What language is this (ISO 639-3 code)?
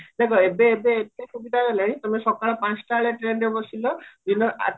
ori